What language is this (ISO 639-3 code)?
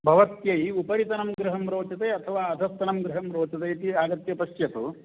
san